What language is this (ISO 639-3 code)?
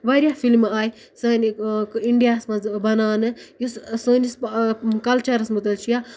kas